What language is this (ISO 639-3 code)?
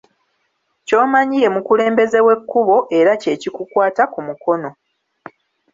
lug